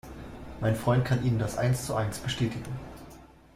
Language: German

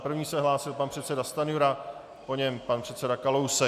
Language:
Czech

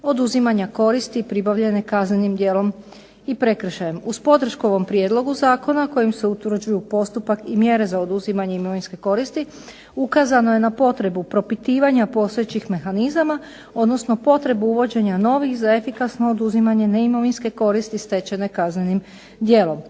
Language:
Croatian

